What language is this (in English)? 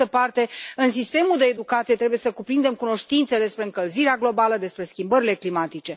Romanian